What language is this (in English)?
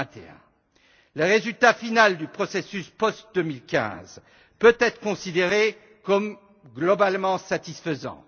French